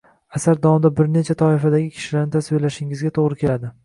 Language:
Uzbek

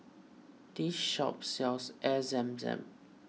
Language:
English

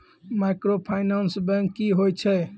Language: Maithili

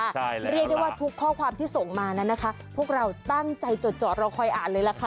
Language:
Thai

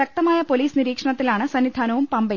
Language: Malayalam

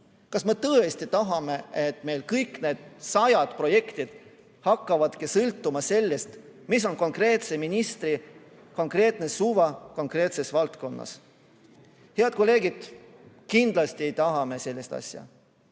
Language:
Estonian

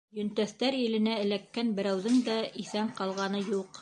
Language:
Bashkir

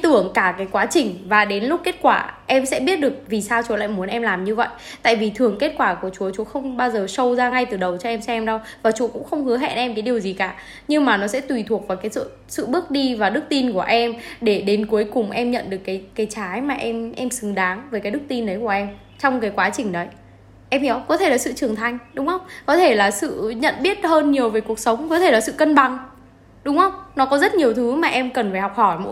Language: Vietnamese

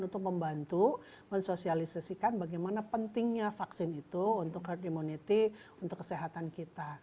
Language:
Indonesian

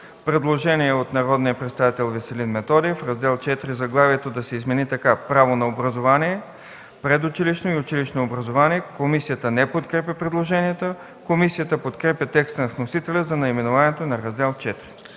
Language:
Bulgarian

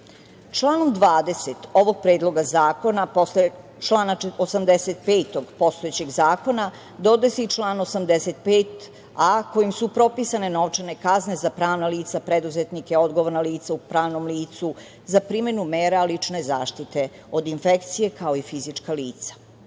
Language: Serbian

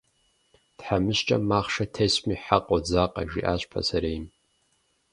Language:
Kabardian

